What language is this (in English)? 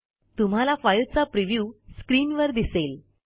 Marathi